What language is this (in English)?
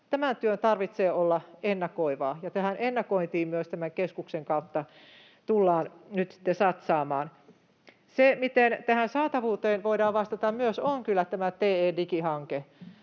Finnish